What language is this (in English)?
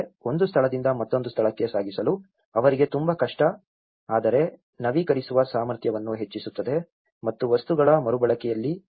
Kannada